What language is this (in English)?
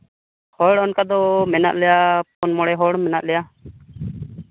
Santali